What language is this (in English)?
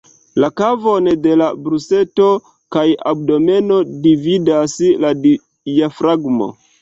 Esperanto